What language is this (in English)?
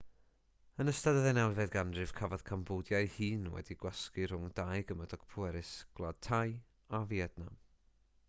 Welsh